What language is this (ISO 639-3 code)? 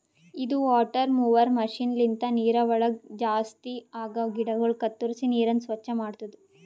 kan